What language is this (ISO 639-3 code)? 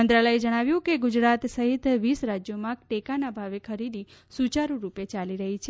guj